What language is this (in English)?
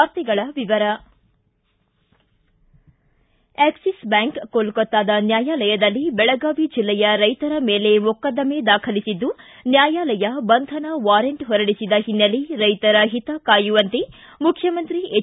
Kannada